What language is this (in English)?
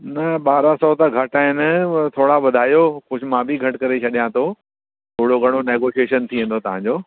Sindhi